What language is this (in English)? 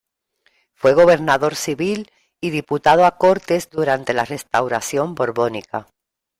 Spanish